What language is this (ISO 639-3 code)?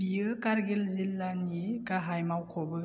brx